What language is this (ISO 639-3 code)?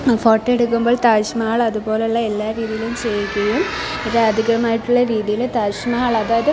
mal